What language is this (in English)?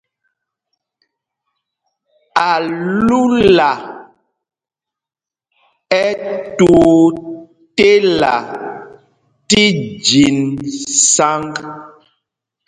Mpumpong